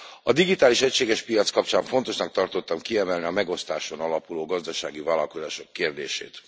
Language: Hungarian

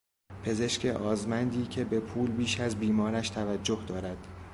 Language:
Persian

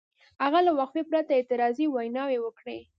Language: Pashto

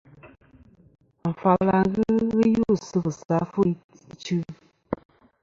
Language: Kom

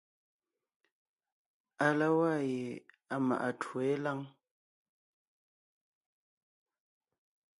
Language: Ngiemboon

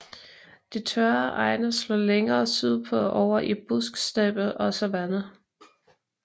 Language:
Danish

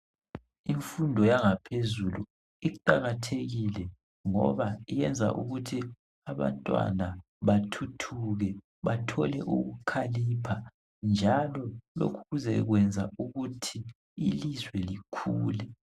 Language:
North Ndebele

